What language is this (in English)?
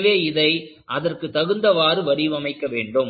Tamil